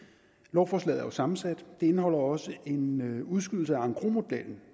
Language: Danish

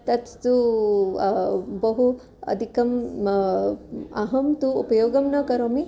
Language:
Sanskrit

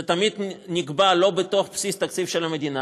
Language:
Hebrew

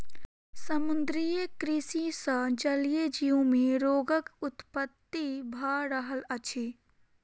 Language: Maithili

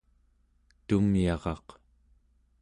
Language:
Central Yupik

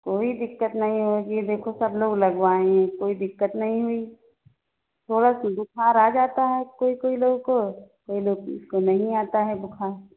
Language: Hindi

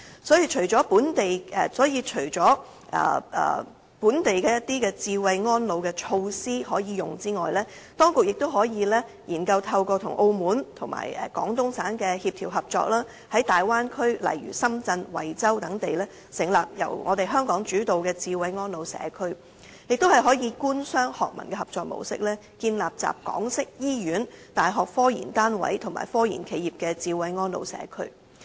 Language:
Cantonese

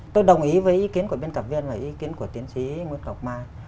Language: Vietnamese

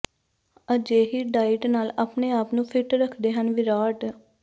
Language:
Punjabi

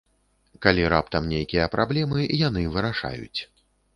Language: Belarusian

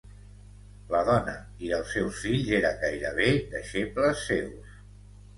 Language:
Catalan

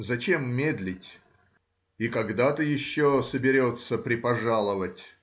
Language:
Russian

